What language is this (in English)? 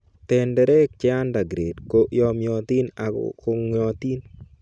Kalenjin